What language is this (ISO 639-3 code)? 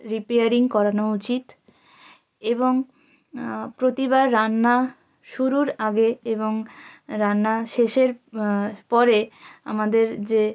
ben